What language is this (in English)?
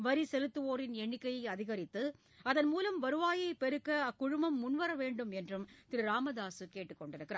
Tamil